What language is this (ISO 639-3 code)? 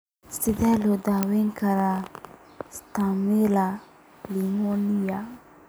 som